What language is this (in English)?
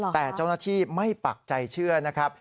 Thai